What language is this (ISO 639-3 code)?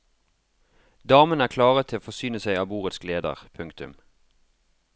nor